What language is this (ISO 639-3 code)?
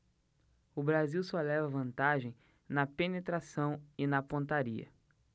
por